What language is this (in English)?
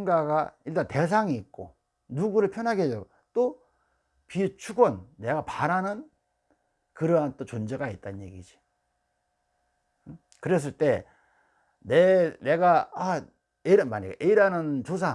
Korean